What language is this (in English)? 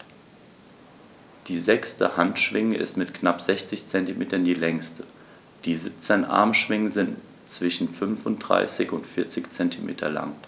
German